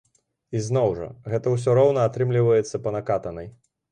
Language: Belarusian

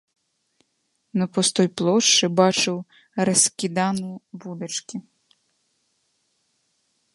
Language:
Belarusian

